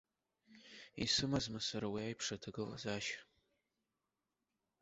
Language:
Abkhazian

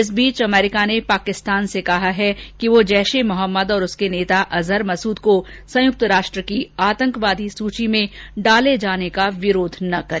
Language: Hindi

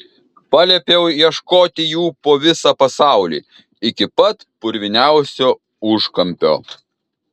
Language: Lithuanian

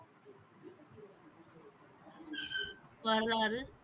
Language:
Tamil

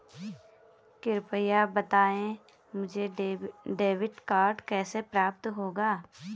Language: Hindi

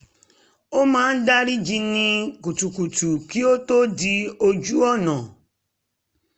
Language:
Yoruba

